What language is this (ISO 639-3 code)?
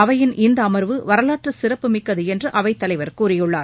tam